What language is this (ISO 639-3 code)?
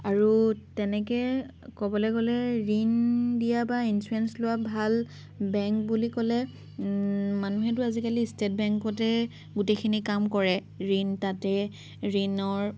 asm